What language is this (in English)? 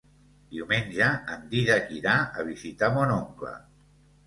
Catalan